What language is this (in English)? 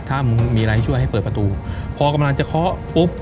Thai